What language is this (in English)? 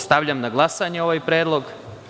Serbian